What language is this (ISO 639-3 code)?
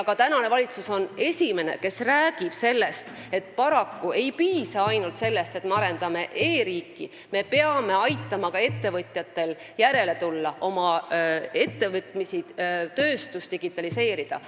est